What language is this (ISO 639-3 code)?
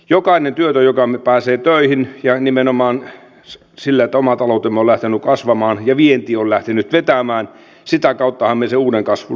fin